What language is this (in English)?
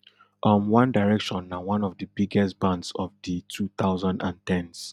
Nigerian Pidgin